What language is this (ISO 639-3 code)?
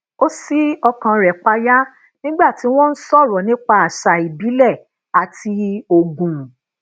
yor